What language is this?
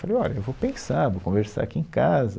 Portuguese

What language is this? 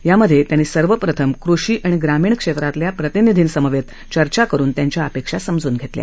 Marathi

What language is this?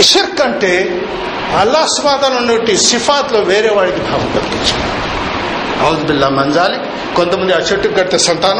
Telugu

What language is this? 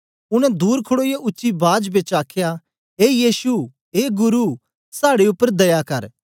Dogri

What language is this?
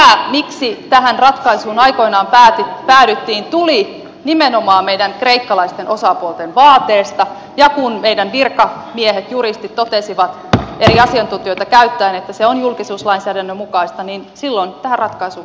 Finnish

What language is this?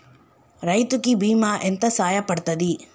Telugu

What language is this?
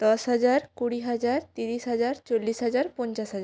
Bangla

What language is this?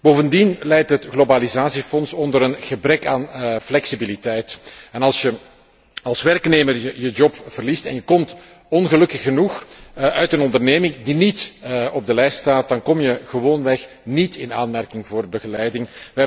Dutch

